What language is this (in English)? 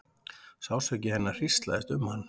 Icelandic